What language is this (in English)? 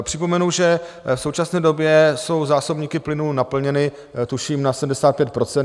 Czech